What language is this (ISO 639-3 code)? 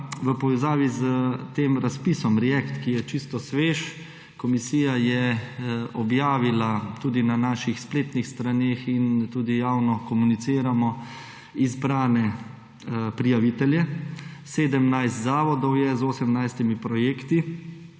slv